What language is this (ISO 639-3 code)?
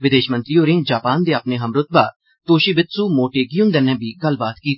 doi